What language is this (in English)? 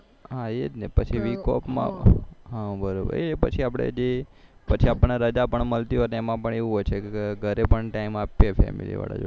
Gujarati